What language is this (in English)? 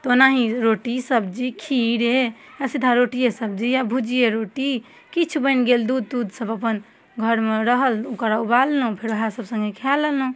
Maithili